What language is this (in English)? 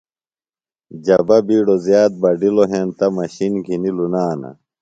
Phalura